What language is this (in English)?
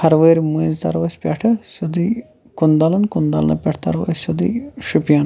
Kashmiri